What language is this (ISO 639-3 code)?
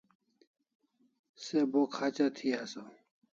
kls